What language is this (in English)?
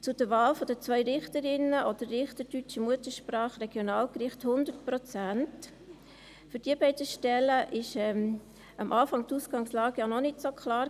Swiss German